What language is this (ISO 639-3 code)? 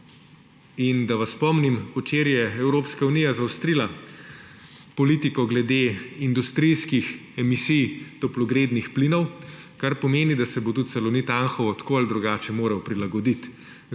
slv